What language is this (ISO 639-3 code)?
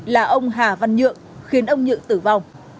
vie